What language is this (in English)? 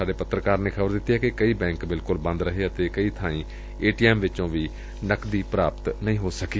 Punjabi